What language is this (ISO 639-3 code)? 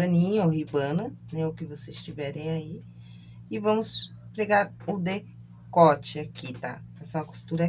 por